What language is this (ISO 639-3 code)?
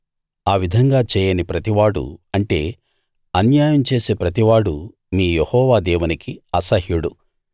tel